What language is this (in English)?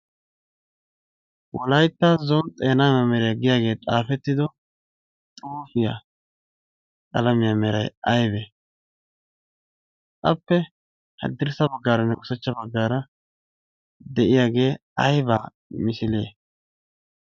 Wolaytta